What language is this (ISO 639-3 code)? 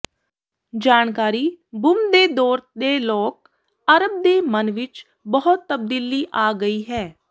pan